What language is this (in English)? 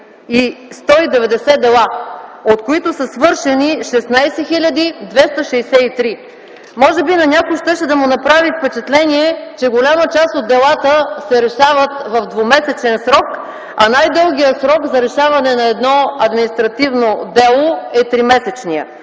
Bulgarian